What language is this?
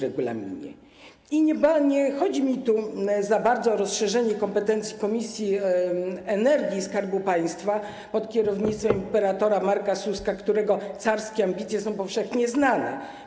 Polish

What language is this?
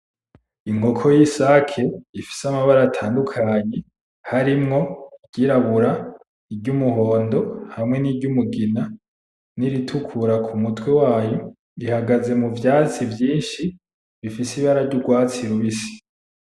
Rundi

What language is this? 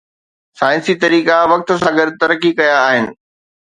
Sindhi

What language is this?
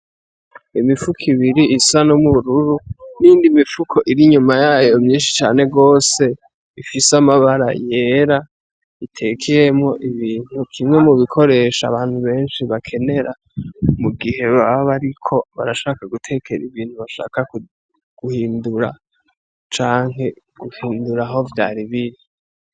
Rundi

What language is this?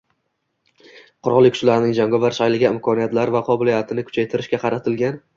Uzbek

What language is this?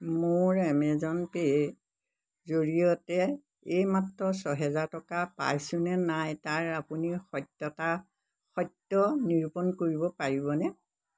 Assamese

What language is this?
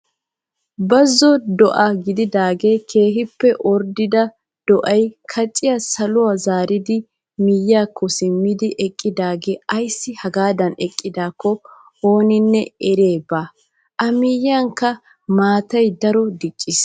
Wolaytta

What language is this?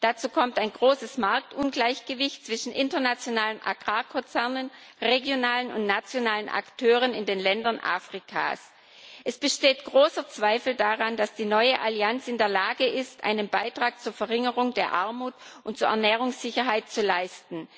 German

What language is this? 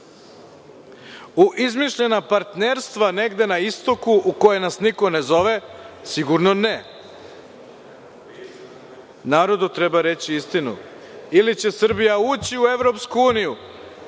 Serbian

